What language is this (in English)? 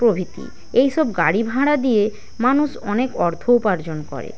Bangla